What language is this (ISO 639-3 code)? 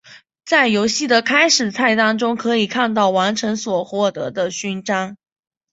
zho